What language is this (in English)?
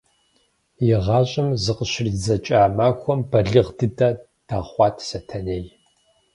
Kabardian